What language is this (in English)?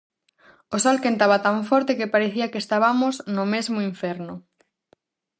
Galician